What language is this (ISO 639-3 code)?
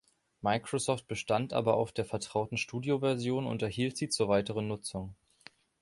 deu